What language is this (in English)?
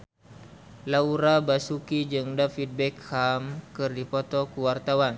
Sundanese